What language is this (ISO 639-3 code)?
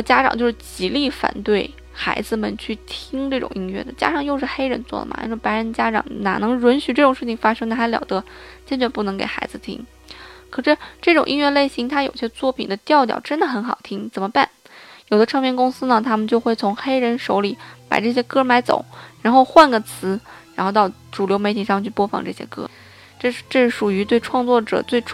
zho